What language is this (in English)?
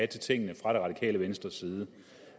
Danish